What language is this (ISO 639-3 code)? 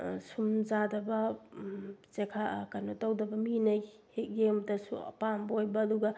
mni